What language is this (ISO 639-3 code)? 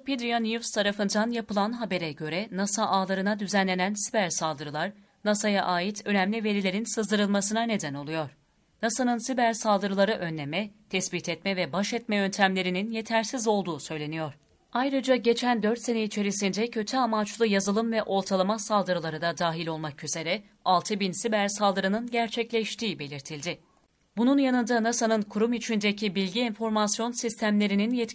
tur